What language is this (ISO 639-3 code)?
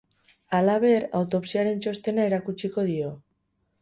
eus